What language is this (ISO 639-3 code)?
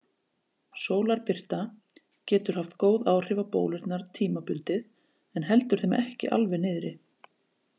isl